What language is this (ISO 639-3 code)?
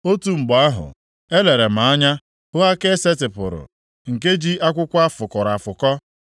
ibo